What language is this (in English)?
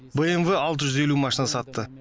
Kazakh